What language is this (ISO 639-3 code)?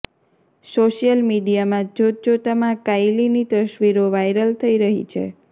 guj